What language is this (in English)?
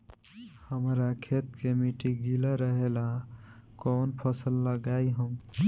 Bhojpuri